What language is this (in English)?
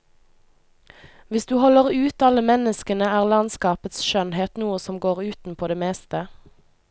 Norwegian